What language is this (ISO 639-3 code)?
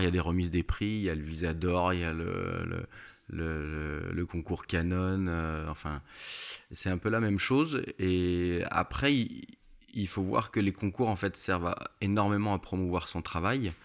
fra